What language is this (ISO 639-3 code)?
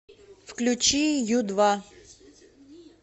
rus